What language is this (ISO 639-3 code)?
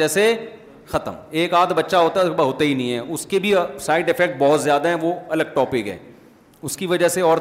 urd